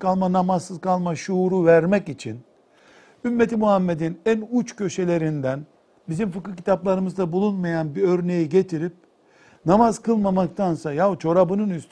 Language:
Turkish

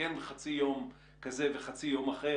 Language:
Hebrew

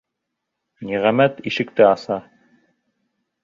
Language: Bashkir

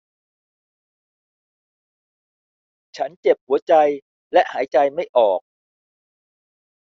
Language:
Thai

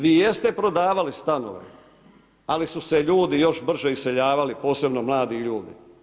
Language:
Croatian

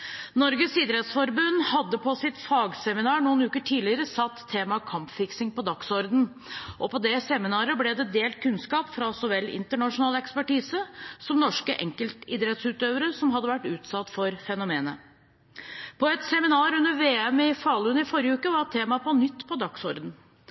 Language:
Norwegian Bokmål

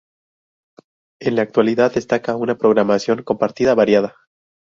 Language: Spanish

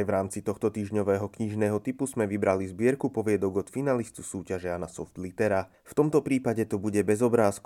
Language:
Slovak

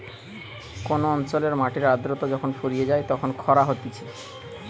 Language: Bangla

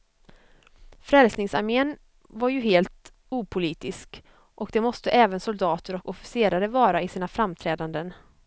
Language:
Swedish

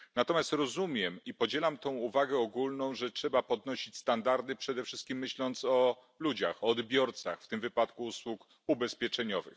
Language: Polish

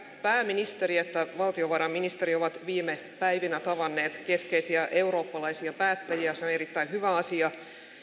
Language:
Finnish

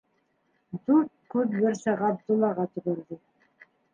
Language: Bashkir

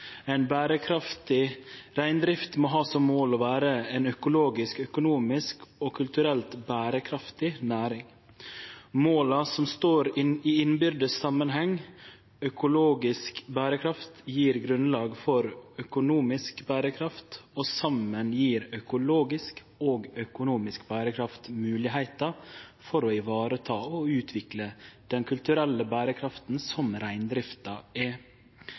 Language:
Norwegian Nynorsk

